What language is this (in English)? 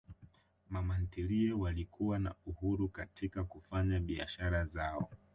Swahili